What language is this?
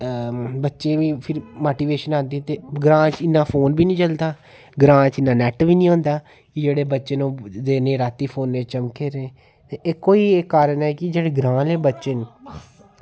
Dogri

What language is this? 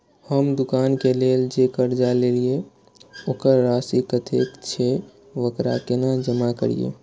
Maithili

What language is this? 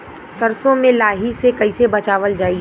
Bhojpuri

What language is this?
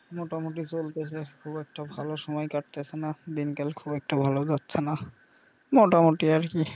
Bangla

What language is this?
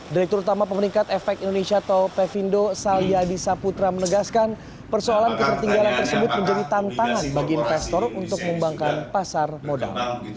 Indonesian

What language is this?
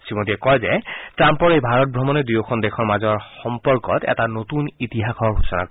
Assamese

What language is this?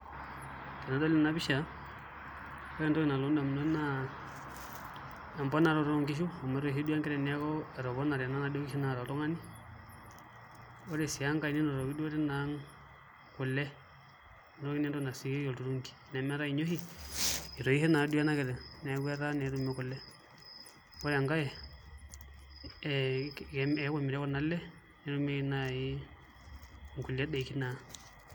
Masai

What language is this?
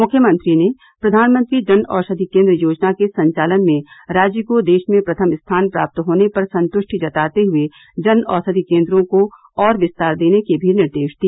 Hindi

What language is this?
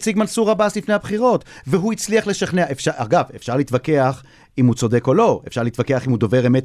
Hebrew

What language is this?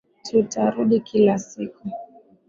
Swahili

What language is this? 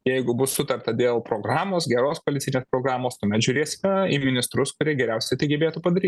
Lithuanian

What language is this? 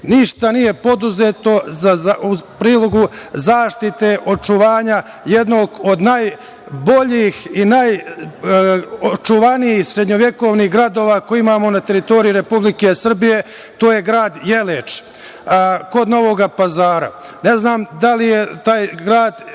Serbian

